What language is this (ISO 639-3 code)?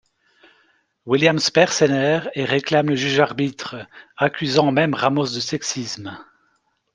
fra